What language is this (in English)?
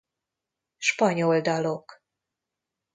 Hungarian